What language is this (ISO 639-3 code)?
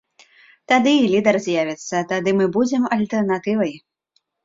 bel